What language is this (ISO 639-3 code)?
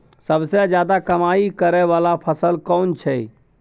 mai